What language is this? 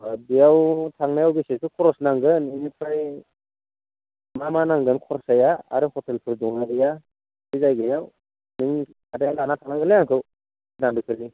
Bodo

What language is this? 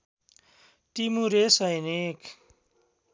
Nepali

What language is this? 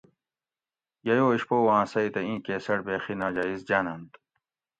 Gawri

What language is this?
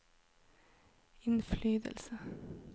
Norwegian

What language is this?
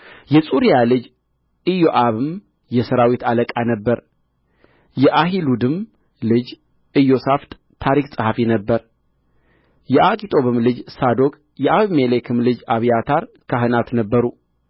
Amharic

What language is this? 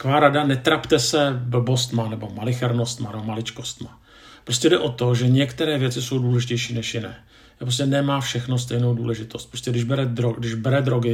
Czech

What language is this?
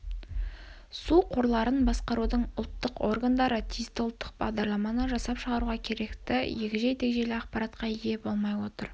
Kazakh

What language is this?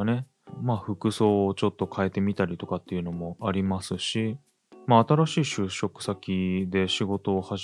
Japanese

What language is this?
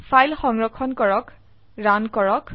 Assamese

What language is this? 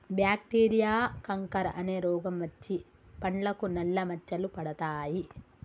Telugu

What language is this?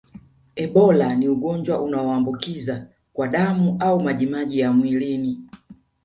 Swahili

